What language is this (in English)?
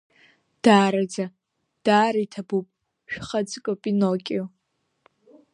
Abkhazian